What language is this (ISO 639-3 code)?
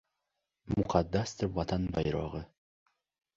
uzb